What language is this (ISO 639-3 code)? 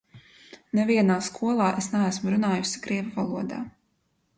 lav